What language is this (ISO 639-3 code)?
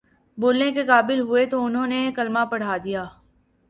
urd